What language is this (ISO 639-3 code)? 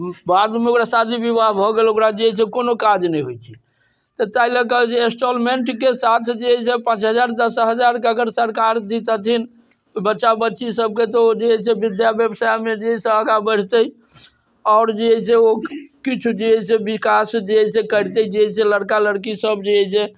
mai